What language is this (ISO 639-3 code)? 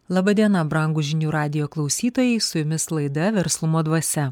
lit